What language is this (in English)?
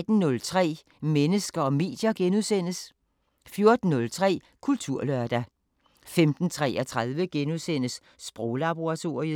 Danish